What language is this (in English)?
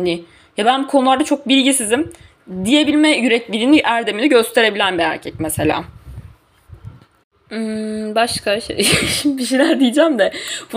Turkish